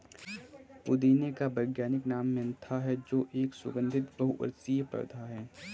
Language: Hindi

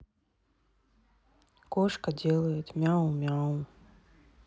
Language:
Russian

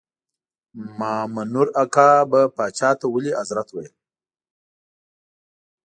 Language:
Pashto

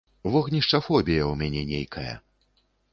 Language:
Belarusian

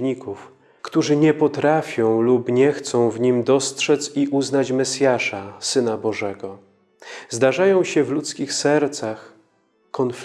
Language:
Polish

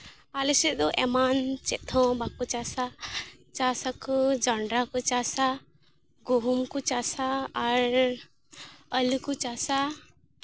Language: Santali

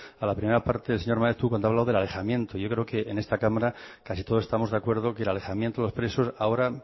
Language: Spanish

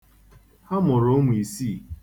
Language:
Igbo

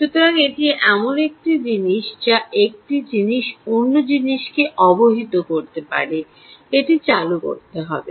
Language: Bangla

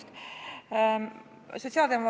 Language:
Estonian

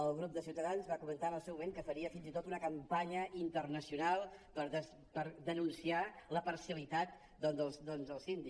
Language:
Catalan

